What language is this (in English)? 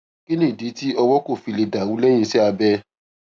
Yoruba